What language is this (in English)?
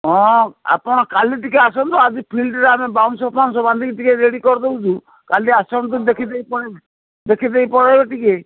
Odia